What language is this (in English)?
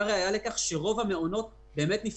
Hebrew